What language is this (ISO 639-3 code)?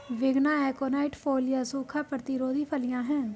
hin